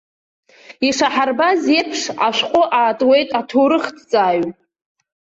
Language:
Abkhazian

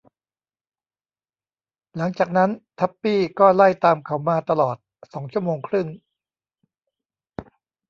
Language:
Thai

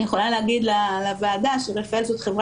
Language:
Hebrew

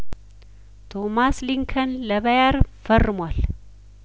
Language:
Amharic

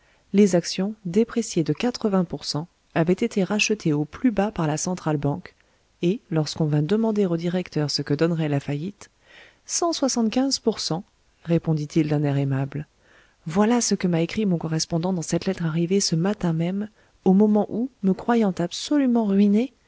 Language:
French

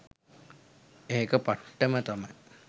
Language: Sinhala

